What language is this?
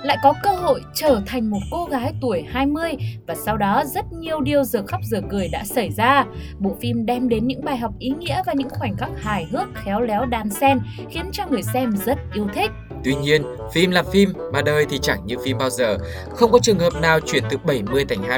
Vietnamese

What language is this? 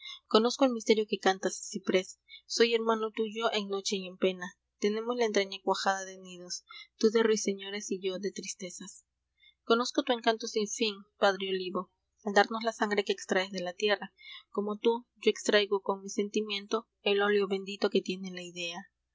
Spanish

